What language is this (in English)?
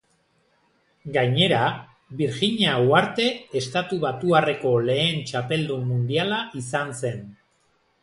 Basque